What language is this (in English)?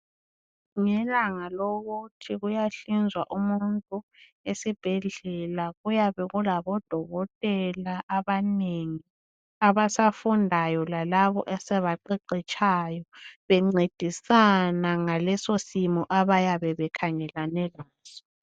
North Ndebele